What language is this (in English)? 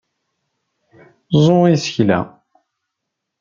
Kabyle